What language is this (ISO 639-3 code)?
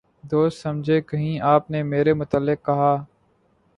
urd